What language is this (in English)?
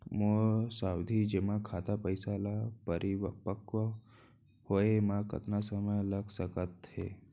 Chhattisgarhi